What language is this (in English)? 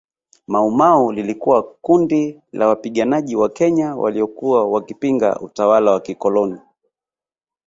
Swahili